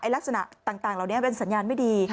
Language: Thai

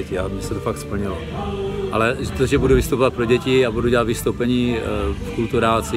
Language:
Czech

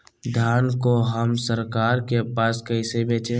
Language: Magahi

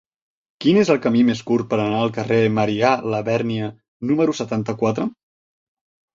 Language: Catalan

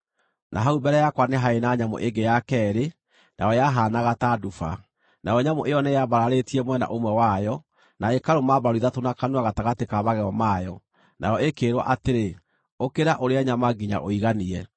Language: Kikuyu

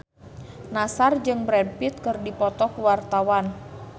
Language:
Sundanese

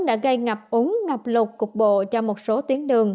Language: Vietnamese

